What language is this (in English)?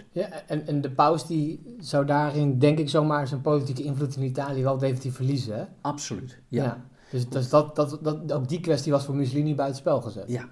Dutch